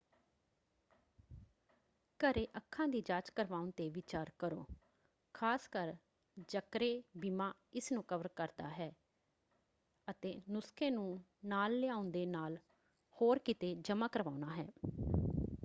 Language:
Punjabi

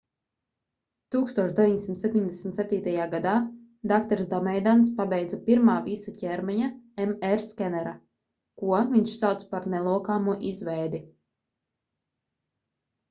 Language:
Latvian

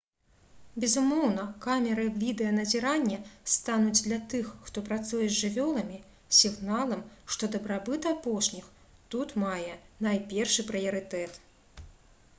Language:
Belarusian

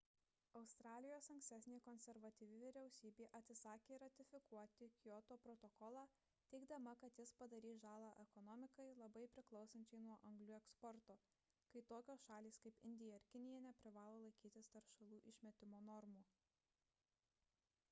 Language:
Lithuanian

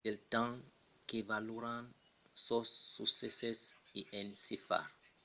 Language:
Occitan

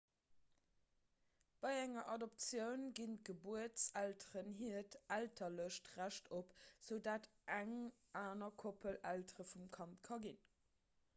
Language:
Luxembourgish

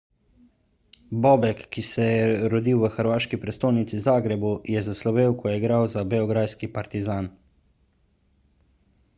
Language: Slovenian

